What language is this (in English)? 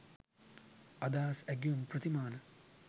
Sinhala